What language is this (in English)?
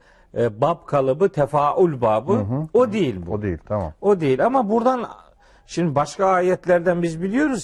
Turkish